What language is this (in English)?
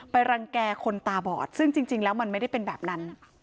Thai